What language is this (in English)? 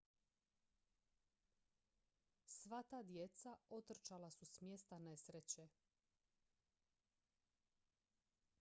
Croatian